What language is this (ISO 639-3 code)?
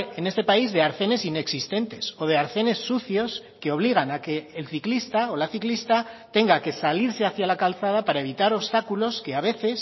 spa